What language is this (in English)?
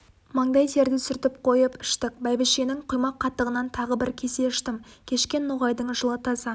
Kazakh